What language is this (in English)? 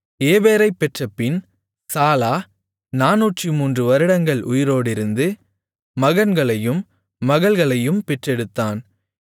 Tamil